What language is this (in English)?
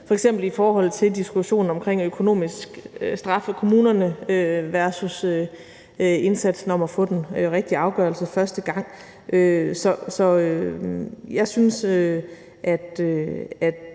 Danish